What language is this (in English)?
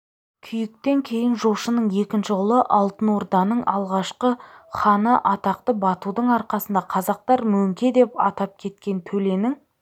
Kazakh